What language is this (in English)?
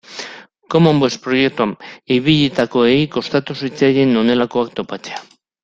Basque